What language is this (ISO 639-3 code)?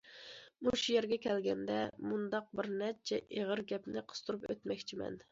uig